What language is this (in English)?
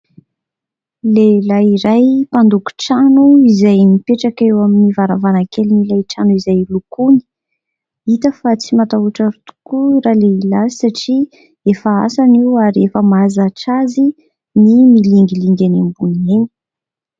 Malagasy